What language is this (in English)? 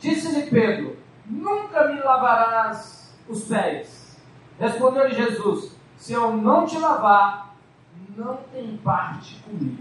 Portuguese